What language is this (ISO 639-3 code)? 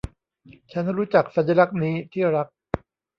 tha